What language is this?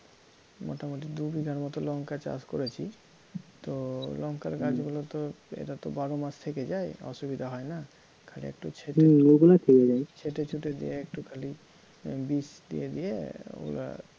Bangla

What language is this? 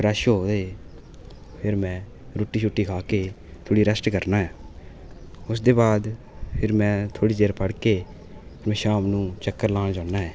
Dogri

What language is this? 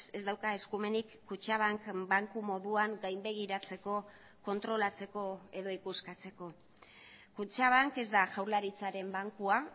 Basque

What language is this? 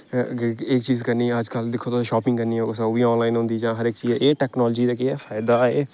Dogri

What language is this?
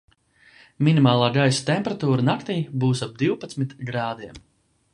Latvian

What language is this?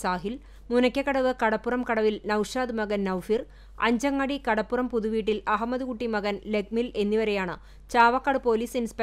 Malayalam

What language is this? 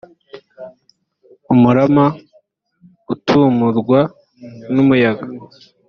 Kinyarwanda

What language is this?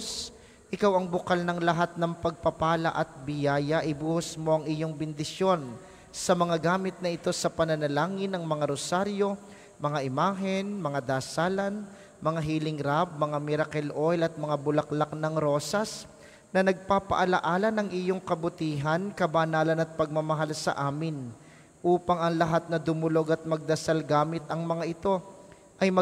Filipino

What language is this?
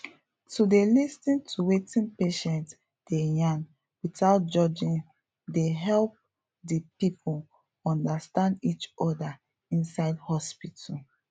Nigerian Pidgin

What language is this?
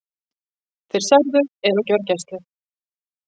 Icelandic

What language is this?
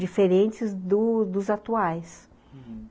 Portuguese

